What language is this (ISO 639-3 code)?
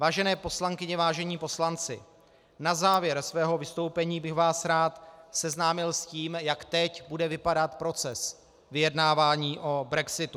ces